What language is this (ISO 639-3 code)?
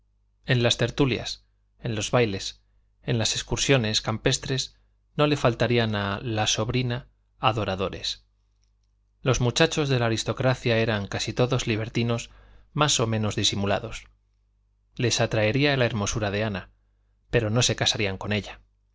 spa